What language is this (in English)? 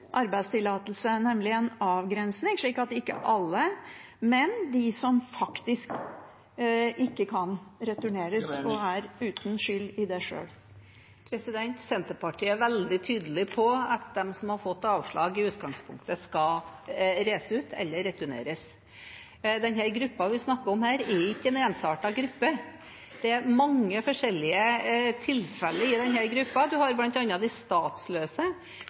Norwegian